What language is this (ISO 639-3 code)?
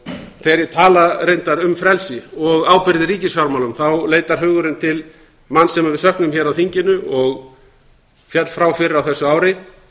isl